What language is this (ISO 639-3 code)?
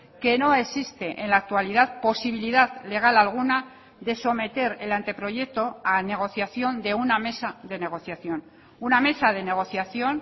spa